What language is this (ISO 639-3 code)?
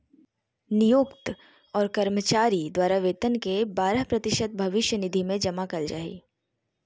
mag